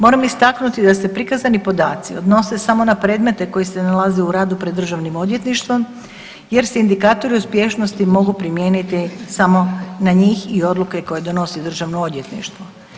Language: Croatian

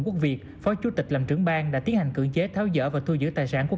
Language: Vietnamese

